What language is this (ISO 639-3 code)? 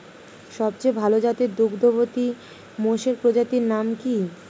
ben